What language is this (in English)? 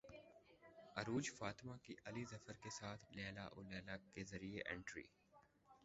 Urdu